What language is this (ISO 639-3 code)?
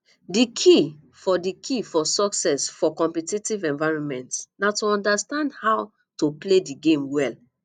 pcm